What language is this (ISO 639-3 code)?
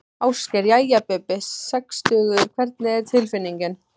isl